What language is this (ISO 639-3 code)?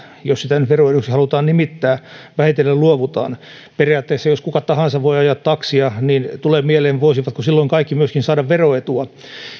fin